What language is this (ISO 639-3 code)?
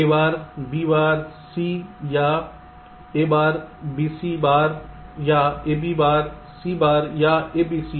hin